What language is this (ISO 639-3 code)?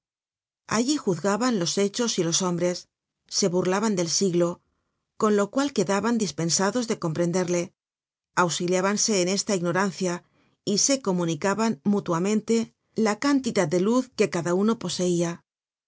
spa